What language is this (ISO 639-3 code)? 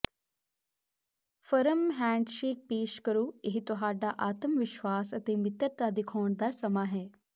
pan